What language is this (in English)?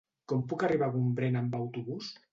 Catalan